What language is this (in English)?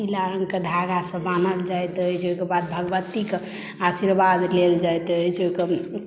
Maithili